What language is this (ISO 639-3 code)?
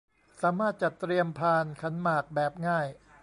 tha